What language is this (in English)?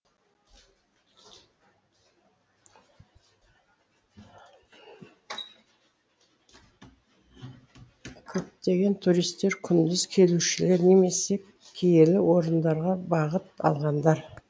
Kazakh